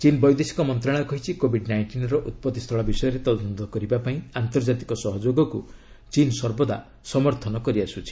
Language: Odia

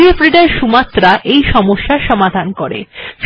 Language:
Bangla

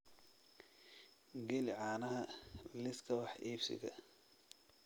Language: Somali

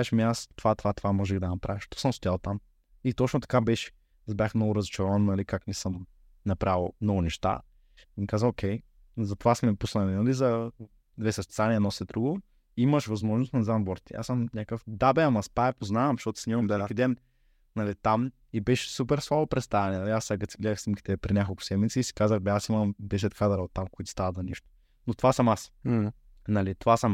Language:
Bulgarian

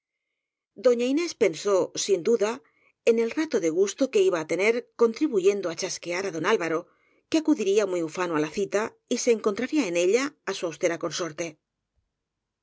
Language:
Spanish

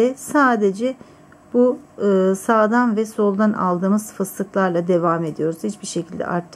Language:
Turkish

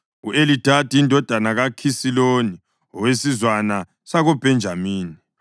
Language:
North Ndebele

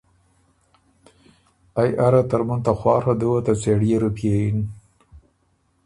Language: Ormuri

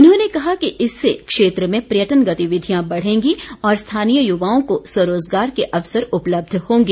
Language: Hindi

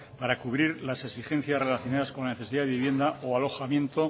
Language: Spanish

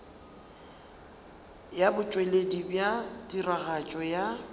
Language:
Northern Sotho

